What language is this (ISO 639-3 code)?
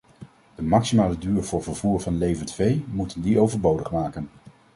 nld